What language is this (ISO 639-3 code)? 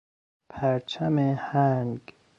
fas